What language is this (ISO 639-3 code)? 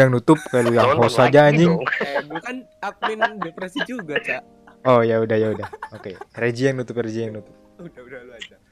ind